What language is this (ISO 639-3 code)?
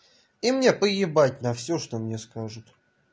rus